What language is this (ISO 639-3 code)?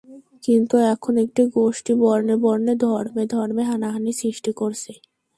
ben